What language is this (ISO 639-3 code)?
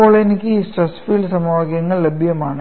mal